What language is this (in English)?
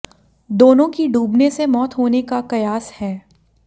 Hindi